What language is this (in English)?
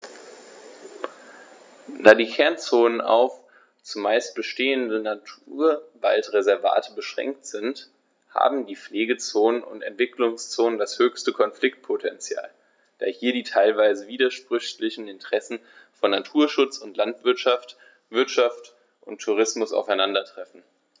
German